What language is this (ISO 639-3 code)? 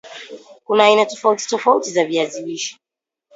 swa